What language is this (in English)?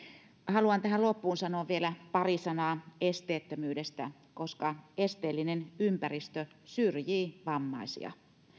Finnish